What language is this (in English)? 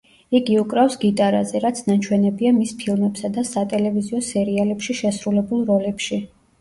Georgian